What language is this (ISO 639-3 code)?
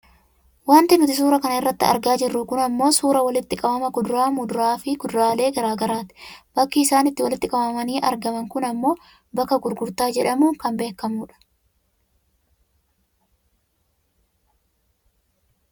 orm